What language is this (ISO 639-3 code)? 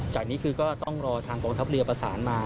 tha